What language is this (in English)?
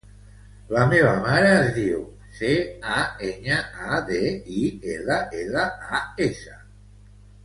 Catalan